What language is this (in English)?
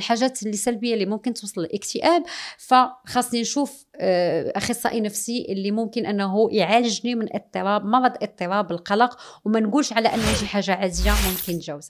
Arabic